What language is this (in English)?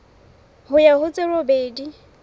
Southern Sotho